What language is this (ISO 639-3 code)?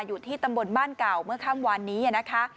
tha